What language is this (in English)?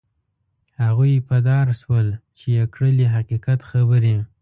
Pashto